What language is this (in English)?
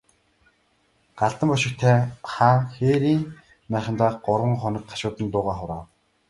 Mongolian